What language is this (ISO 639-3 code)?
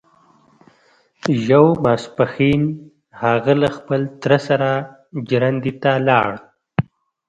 pus